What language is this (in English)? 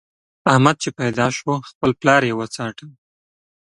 Pashto